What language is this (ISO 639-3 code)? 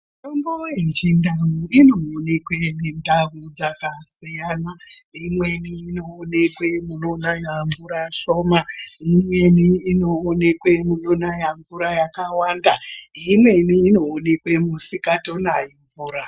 ndc